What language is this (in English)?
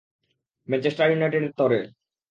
Bangla